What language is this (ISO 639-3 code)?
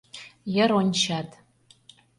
chm